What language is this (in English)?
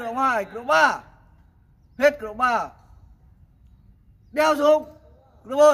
Vietnamese